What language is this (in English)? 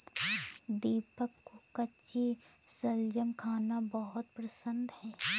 Hindi